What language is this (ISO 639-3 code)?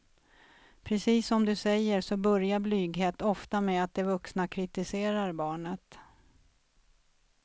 swe